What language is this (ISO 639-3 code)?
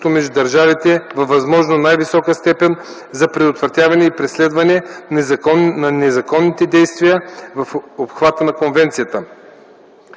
bul